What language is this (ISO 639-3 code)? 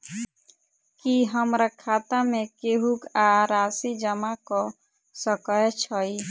mai